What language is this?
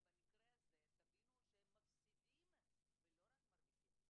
Hebrew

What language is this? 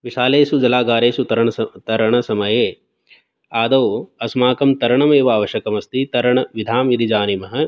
Sanskrit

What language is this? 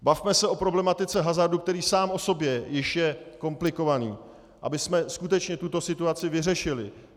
Czech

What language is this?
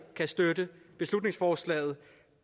Danish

